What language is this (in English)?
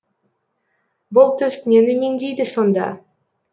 Kazakh